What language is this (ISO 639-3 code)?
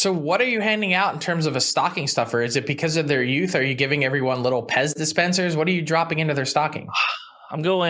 eng